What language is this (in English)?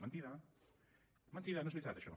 Catalan